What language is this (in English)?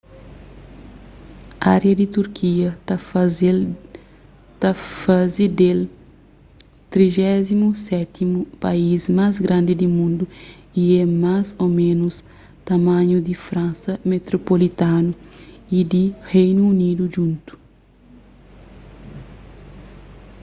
Kabuverdianu